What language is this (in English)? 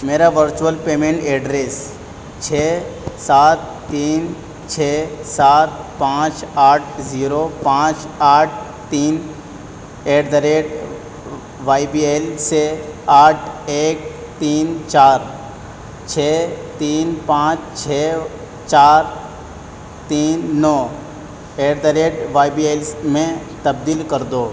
Urdu